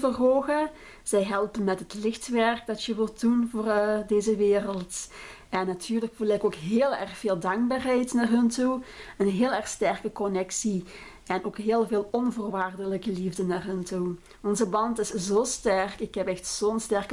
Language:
Dutch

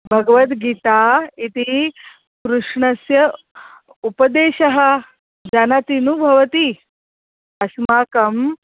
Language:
Sanskrit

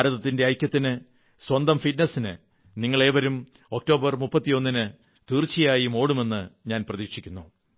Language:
Malayalam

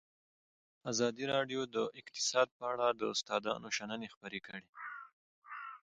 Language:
Pashto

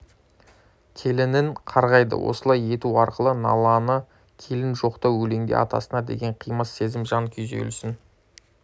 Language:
Kazakh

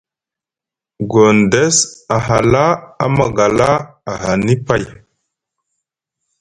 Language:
Musgu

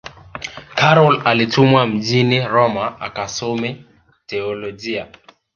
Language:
Swahili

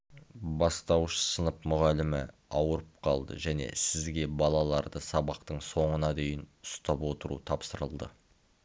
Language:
Kazakh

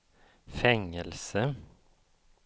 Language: Swedish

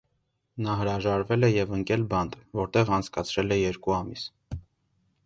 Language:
Armenian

